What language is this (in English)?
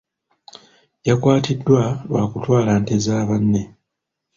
Ganda